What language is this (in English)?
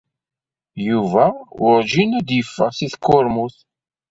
Kabyle